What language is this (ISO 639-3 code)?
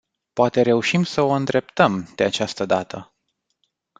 ron